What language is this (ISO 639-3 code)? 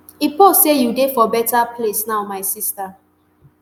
pcm